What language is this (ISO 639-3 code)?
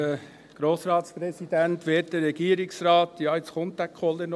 gsw